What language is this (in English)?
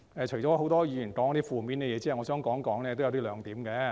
Cantonese